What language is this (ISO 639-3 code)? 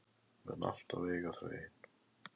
isl